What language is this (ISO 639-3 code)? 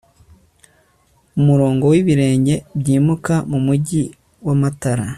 kin